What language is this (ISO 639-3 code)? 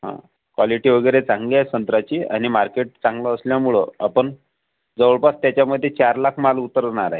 mar